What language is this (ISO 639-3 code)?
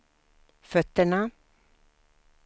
swe